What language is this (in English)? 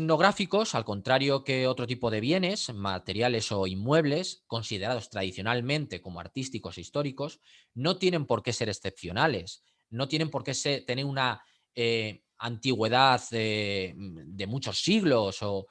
Spanish